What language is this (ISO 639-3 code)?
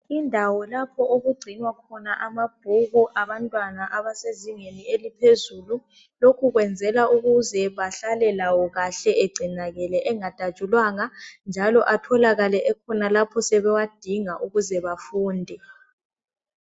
nde